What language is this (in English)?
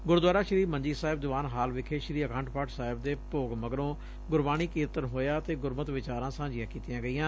Punjabi